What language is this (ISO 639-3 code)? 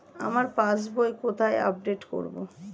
ben